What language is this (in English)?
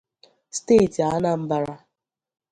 Igbo